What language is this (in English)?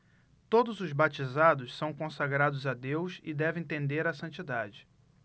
Portuguese